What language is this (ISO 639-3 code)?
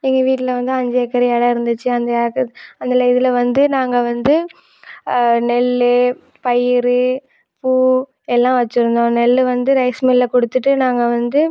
tam